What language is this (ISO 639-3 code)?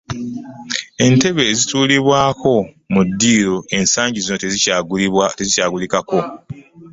lug